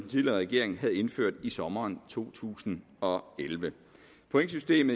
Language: Danish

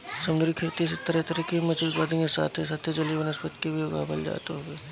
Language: Bhojpuri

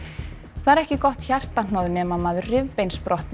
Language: Icelandic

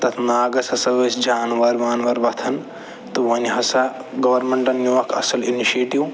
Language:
Kashmiri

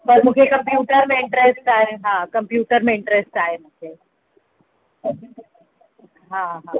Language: Sindhi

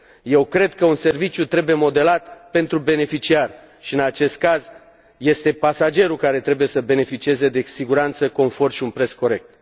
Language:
Romanian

